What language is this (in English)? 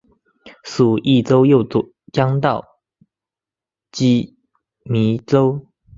Chinese